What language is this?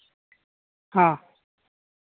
Santali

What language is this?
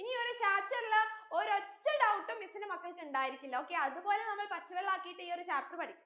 Malayalam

